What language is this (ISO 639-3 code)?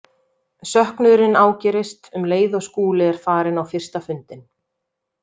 isl